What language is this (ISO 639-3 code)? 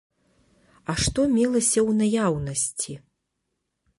bel